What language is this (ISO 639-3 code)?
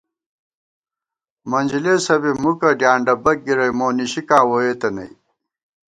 gwt